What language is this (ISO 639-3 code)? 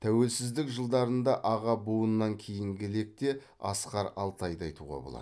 kaz